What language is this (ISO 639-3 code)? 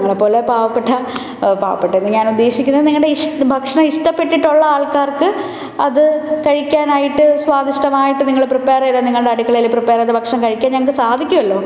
mal